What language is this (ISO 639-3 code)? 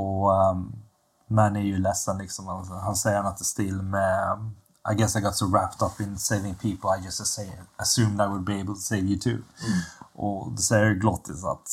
swe